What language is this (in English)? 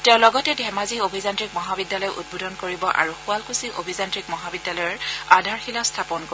Assamese